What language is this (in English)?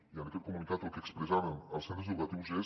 Catalan